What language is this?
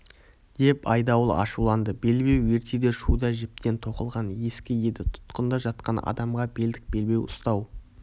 Kazakh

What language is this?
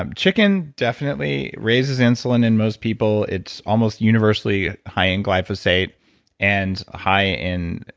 English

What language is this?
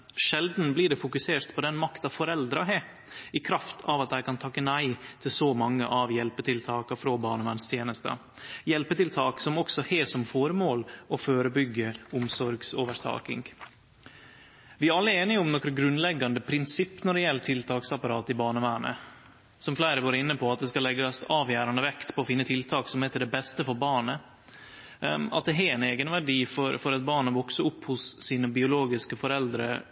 Norwegian Nynorsk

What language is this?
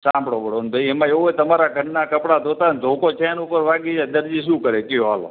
Gujarati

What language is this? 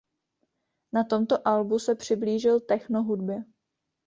Czech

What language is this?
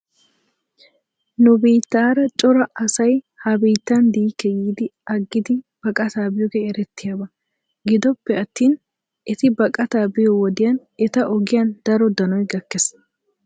Wolaytta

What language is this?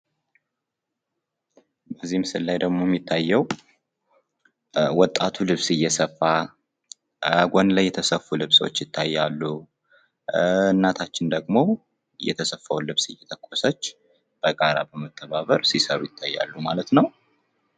Amharic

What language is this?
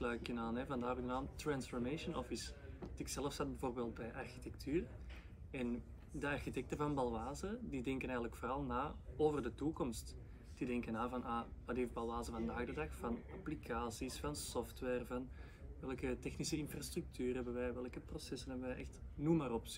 Dutch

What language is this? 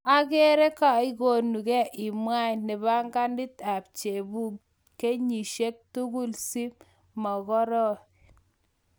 Kalenjin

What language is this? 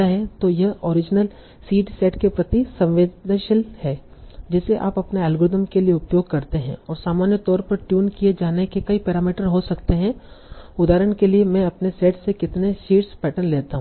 Hindi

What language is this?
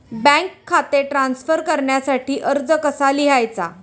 Marathi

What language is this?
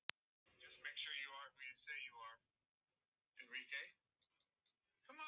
Icelandic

